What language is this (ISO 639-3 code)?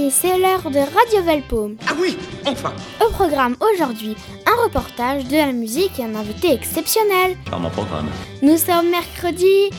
fra